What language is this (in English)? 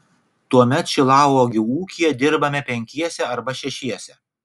Lithuanian